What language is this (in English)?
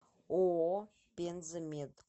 Russian